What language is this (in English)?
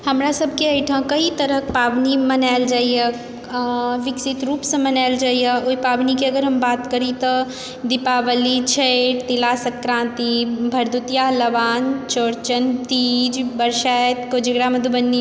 Maithili